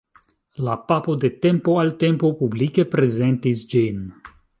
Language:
Esperanto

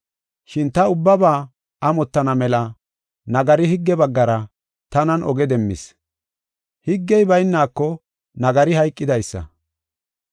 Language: Gofa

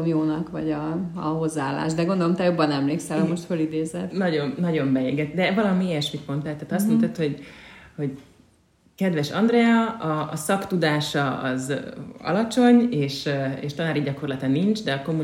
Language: Hungarian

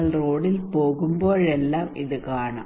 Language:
Malayalam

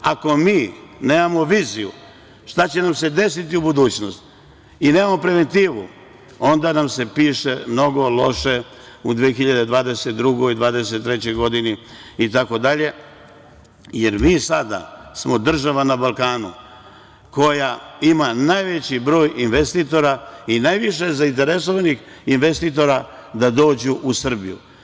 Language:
Serbian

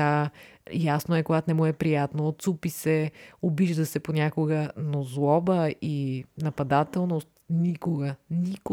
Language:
Bulgarian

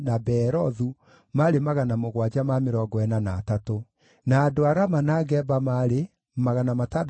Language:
Kikuyu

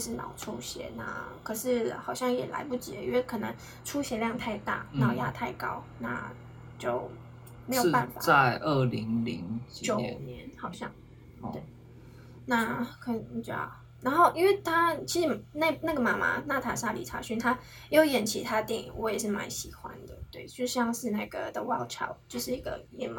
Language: Chinese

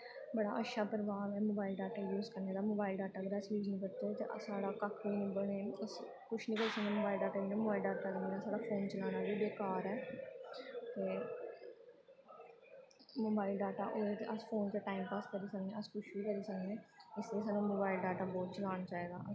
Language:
Dogri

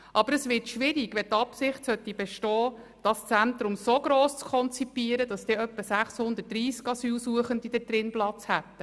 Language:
Swiss German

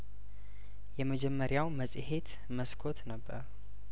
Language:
Amharic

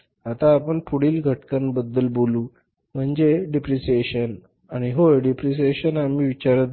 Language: Marathi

